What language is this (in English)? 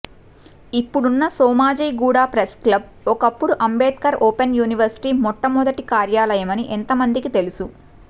Telugu